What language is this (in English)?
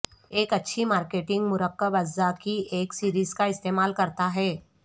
Urdu